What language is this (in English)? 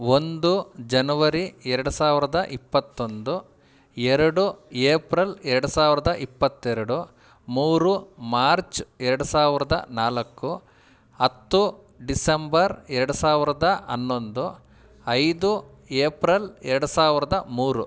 Kannada